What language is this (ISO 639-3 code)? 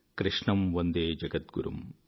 tel